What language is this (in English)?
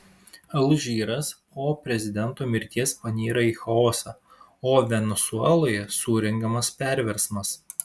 Lithuanian